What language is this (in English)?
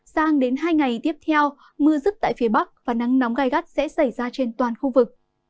Vietnamese